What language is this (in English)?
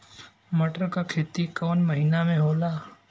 Bhojpuri